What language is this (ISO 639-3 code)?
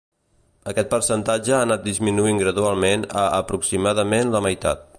cat